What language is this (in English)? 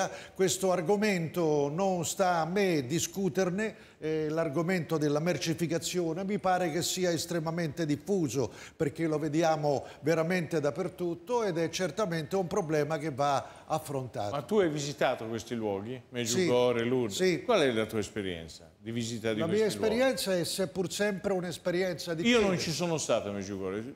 Italian